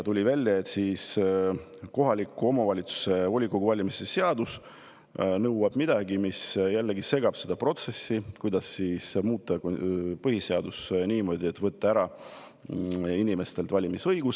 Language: Estonian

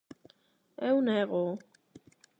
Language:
Galician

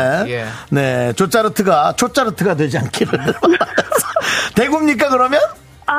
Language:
Korean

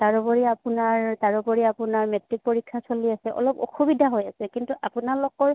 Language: Assamese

